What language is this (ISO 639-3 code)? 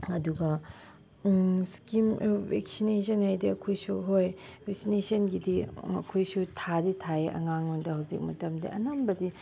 mni